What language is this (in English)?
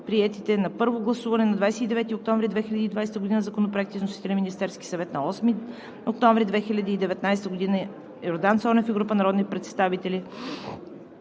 Bulgarian